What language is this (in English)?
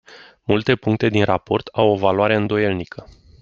Romanian